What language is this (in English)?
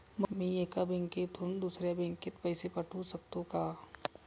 Marathi